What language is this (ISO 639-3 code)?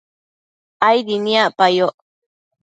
mcf